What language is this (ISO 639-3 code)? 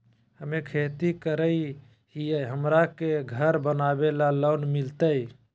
mag